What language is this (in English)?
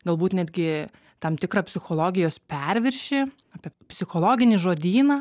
Lithuanian